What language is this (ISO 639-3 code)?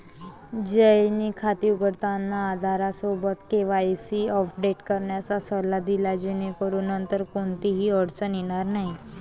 mar